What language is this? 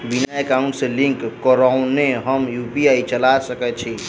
Maithili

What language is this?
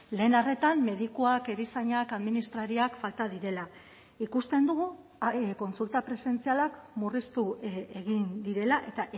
Basque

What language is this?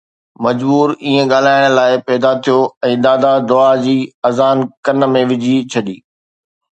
Sindhi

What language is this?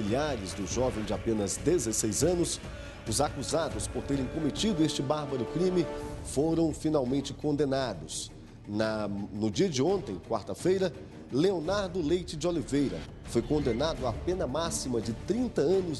Portuguese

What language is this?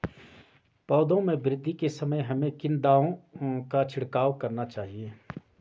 Hindi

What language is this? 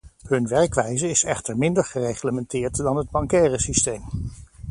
Dutch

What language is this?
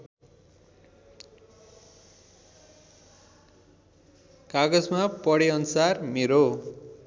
Nepali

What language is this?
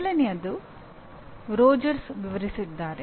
Kannada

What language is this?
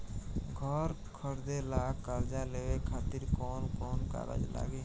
Bhojpuri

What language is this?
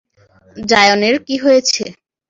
Bangla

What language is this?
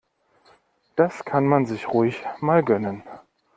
German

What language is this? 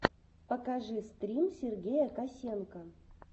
Russian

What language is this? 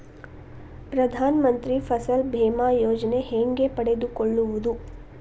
Kannada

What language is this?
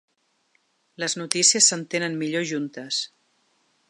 Catalan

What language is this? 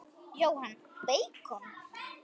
Icelandic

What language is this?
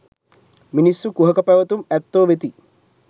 Sinhala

